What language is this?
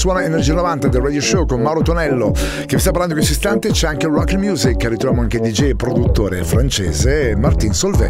Italian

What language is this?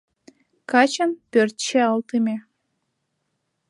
Mari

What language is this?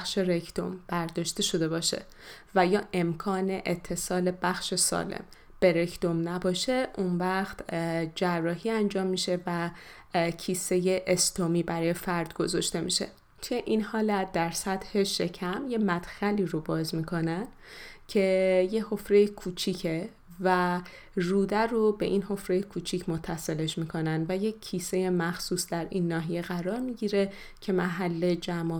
Persian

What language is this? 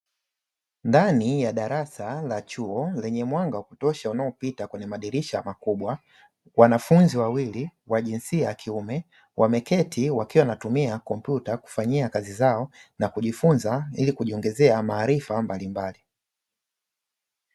Swahili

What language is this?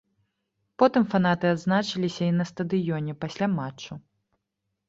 Belarusian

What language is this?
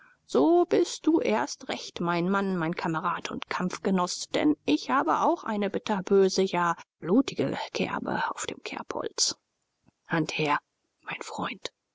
German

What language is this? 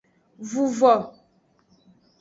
Aja (Benin)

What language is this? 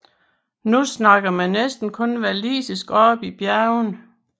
Danish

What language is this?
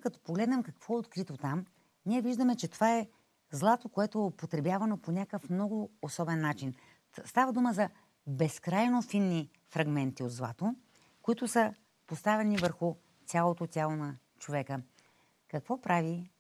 Bulgarian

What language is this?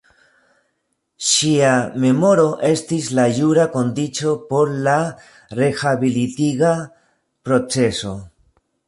Esperanto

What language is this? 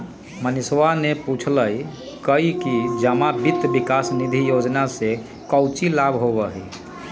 Magahi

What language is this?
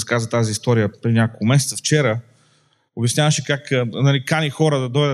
Bulgarian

